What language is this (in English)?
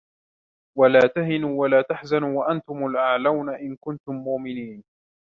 Arabic